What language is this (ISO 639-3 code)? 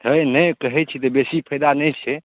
mai